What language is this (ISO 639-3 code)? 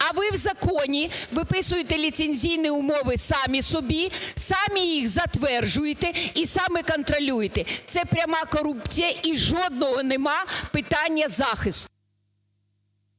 ukr